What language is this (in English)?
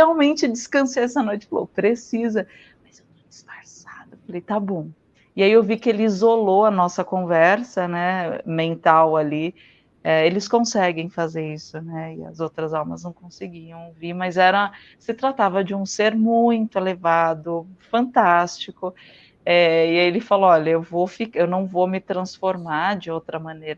Portuguese